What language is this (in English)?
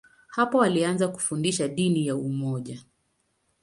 Swahili